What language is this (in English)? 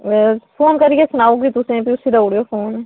Dogri